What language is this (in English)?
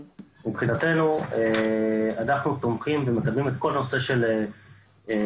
Hebrew